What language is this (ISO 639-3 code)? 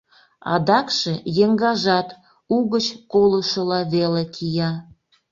chm